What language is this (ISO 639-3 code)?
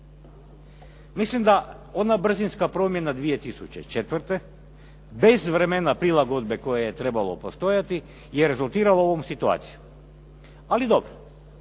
hrv